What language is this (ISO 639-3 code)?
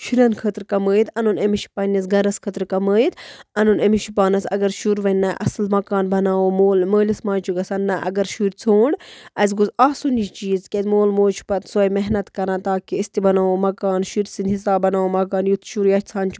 kas